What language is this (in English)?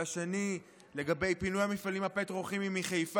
Hebrew